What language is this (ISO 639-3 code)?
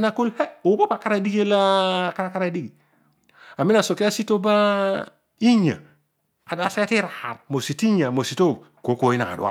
odu